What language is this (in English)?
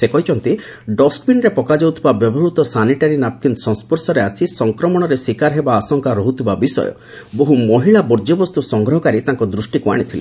Odia